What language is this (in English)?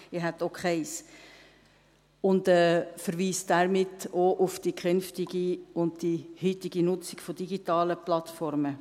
Swiss German